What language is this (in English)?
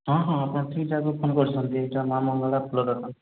Odia